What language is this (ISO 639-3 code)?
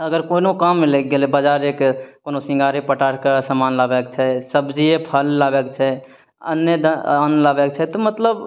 mai